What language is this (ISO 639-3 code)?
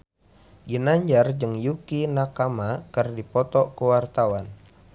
sun